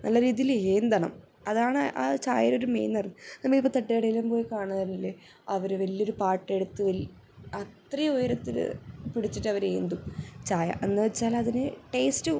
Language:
Malayalam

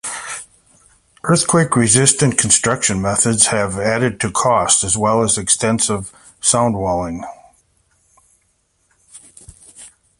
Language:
English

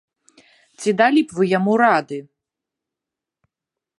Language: Belarusian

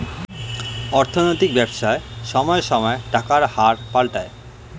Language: Bangla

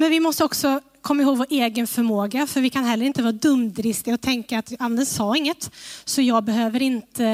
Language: Swedish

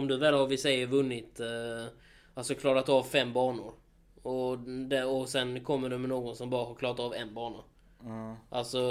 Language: Swedish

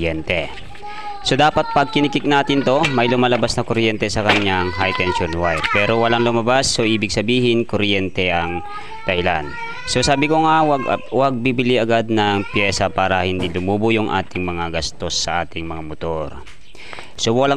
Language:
Filipino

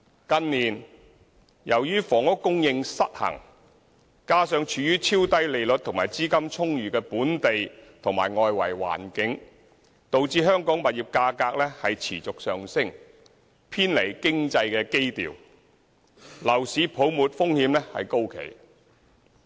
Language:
Cantonese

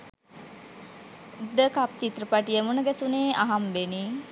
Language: Sinhala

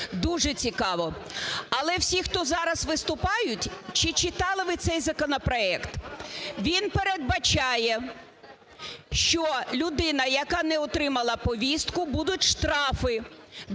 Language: Ukrainian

